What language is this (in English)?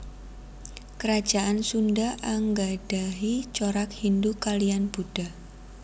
Javanese